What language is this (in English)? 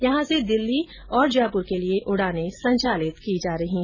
Hindi